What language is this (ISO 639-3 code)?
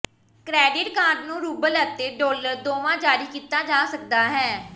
pan